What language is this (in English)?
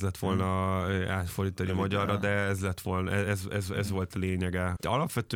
Hungarian